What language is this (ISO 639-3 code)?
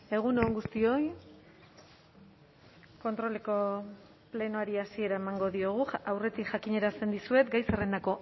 eus